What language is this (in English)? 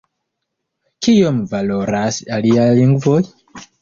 Esperanto